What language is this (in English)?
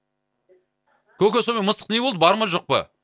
Kazakh